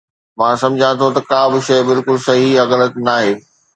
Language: Sindhi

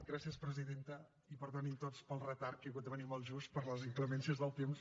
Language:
Catalan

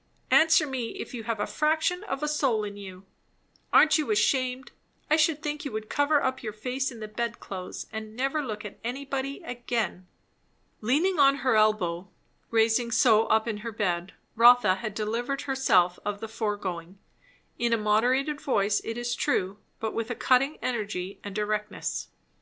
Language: English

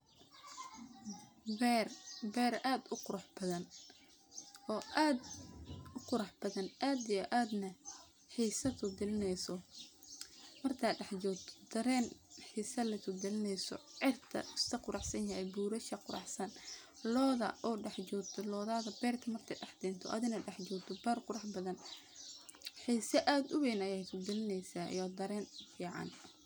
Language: Somali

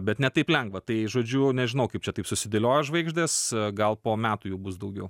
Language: Lithuanian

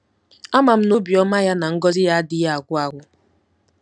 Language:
Igbo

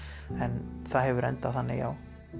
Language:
Icelandic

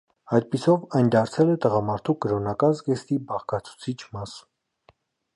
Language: Armenian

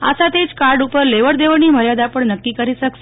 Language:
Gujarati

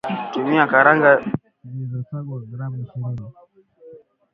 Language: Swahili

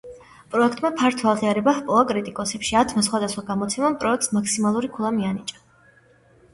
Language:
Georgian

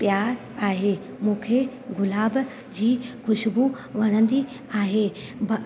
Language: Sindhi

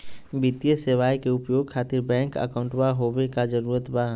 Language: Magahi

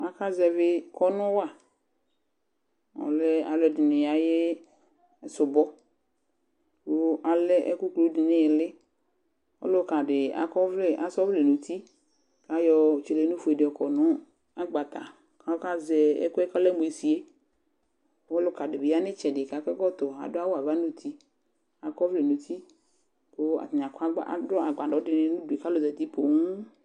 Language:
Ikposo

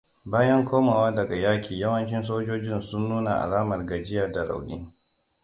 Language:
Hausa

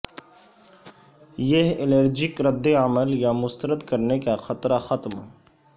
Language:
Urdu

